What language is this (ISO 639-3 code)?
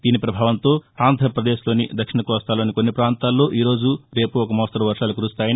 tel